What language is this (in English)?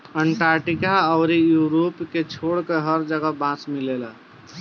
Bhojpuri